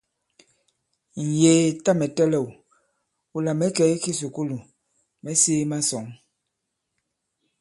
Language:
Bankon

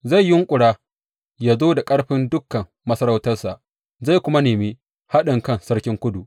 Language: Hausa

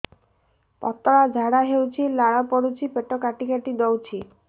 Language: Odia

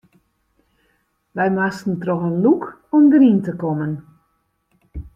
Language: Western Frisian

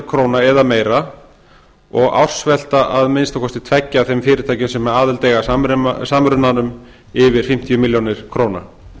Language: Icelandic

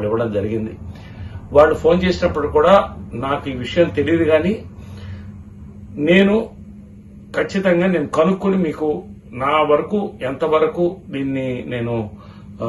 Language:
Romanian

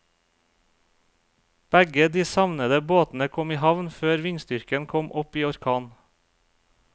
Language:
Norwegian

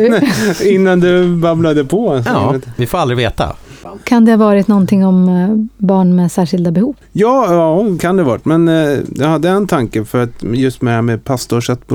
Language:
Swedish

